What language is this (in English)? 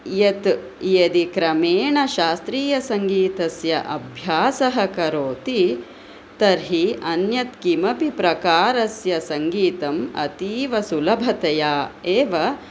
Sanskrit